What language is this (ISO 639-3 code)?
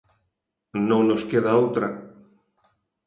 glg